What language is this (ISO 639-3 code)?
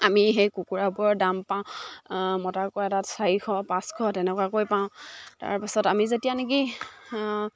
asm